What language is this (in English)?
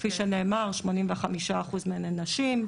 Hebrew